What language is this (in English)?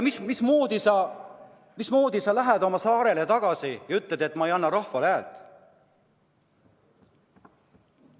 Estonian